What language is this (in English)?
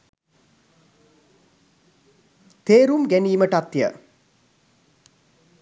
Sinhala